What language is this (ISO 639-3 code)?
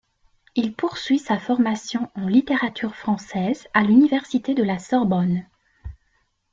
fra